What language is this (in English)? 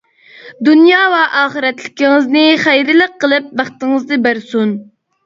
Uyghur